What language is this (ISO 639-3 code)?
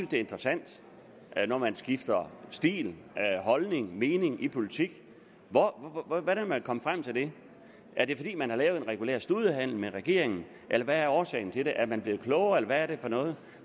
dan